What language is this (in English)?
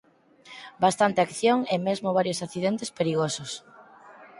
Galician